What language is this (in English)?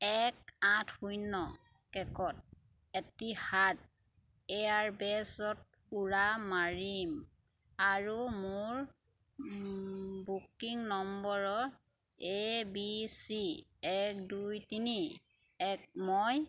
Assamese